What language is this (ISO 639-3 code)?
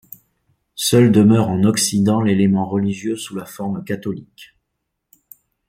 fra